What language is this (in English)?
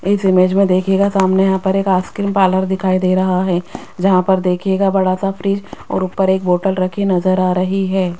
Hindi